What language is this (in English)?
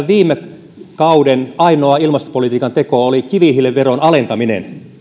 Finnish